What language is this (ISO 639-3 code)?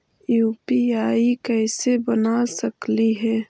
mag